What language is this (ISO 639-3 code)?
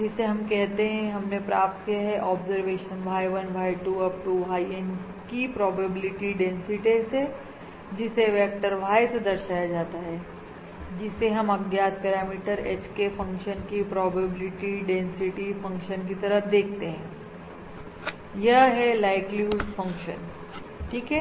hin